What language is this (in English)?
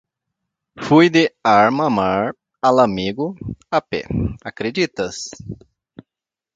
Portuguese